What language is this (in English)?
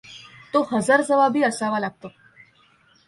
Marathi